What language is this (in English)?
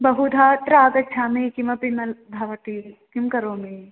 Sanskrit